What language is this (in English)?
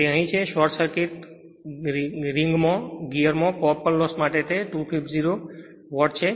Gujarati